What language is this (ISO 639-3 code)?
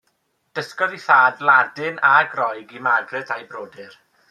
cym